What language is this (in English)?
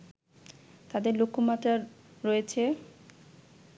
Bangla